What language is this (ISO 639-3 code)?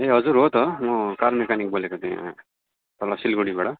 nep